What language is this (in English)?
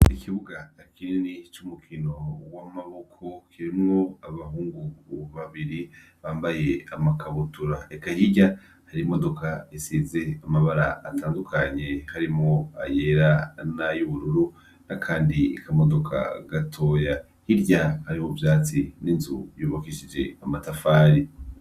Rundi